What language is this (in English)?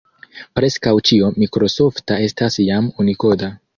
Esperanto